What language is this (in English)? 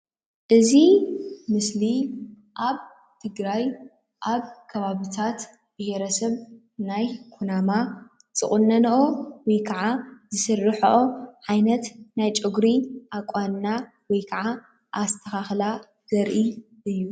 Tigrinya